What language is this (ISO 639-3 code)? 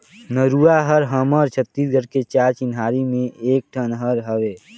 hne